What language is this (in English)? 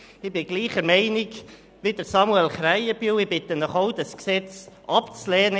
Swiss German